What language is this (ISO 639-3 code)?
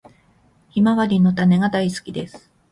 jpn